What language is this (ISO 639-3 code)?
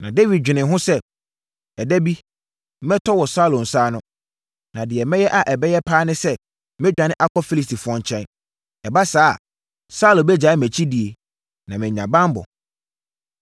aka